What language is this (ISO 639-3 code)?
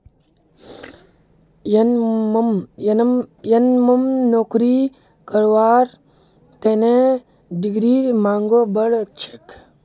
mag